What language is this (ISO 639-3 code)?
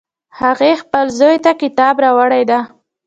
pus